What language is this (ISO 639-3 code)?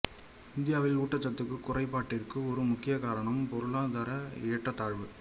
tam